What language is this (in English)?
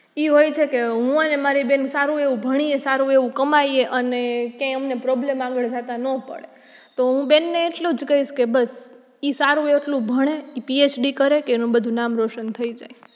Gujarati